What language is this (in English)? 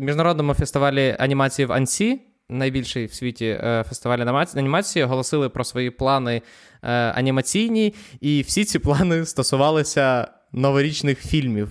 Ukrainian